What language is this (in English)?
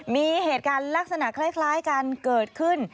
Thai